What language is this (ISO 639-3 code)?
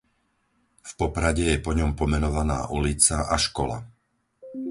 slk